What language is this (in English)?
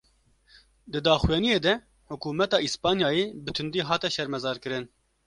Kurdish